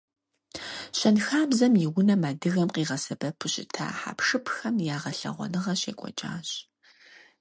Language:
Kabardian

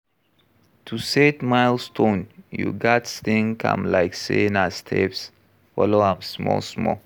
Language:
Nigerian Pidgin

